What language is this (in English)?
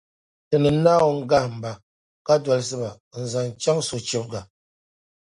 Dagbani